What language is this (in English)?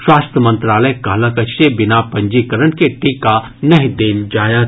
Maithili